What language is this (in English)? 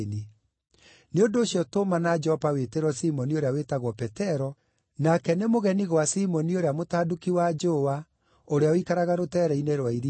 Kikuyu